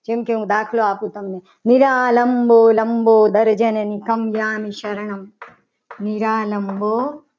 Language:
Gujarati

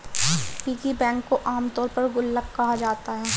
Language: Hindi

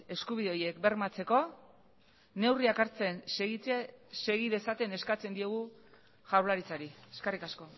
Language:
Basque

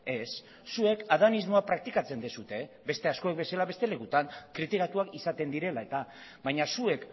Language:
Basque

